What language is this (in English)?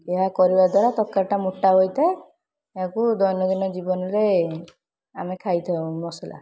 Odia